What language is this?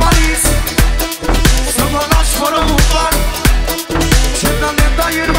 Romanian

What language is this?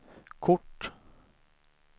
Swedish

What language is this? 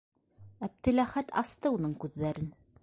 Bashkir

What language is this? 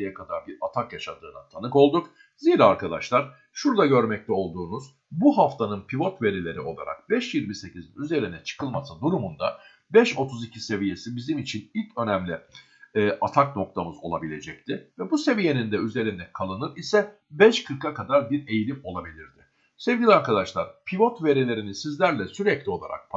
Turkish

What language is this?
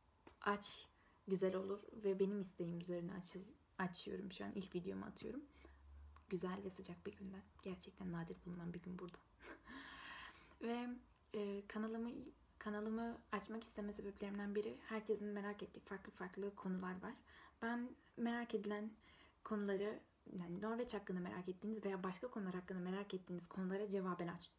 Turkish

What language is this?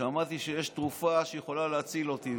Hebrew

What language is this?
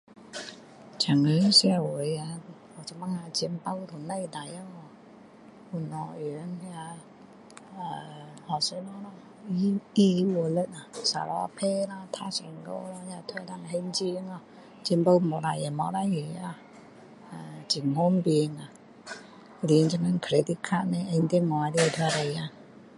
Min Dong Chinese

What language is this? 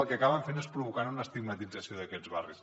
Catalan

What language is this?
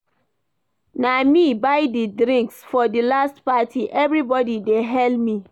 Nigerian Pidgin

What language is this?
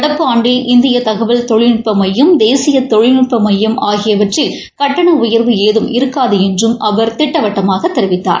Tamil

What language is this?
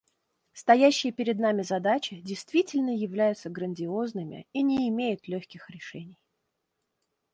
Russian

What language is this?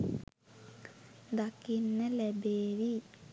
Sinhala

